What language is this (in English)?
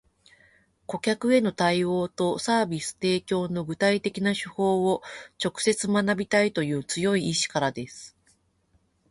Japanese